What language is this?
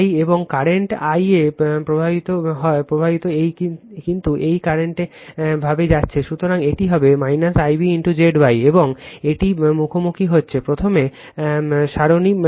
Bangla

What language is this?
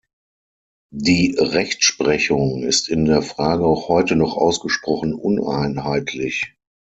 German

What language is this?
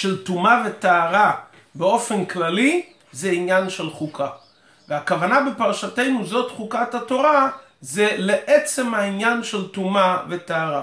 Hebrew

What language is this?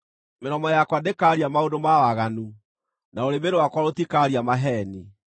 Kikuyu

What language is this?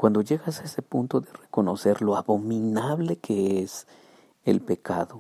Spanish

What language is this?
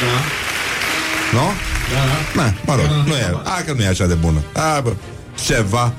Romanian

